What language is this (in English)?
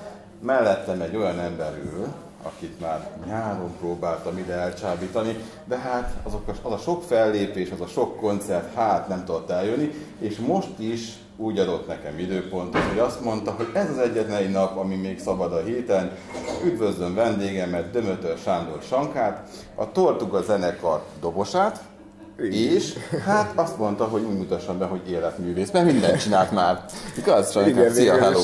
Hungarian